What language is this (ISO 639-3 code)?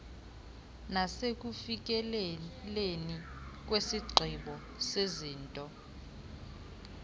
xho